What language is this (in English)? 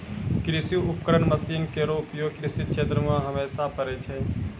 Maithili